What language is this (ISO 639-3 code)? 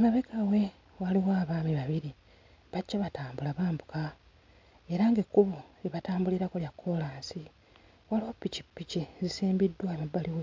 lug